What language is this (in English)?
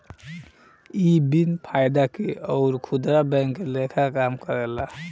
Bhojpuri